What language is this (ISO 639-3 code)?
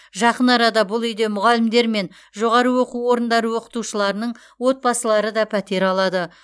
kaz